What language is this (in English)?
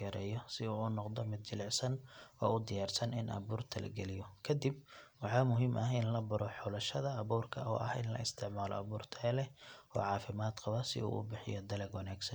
Somali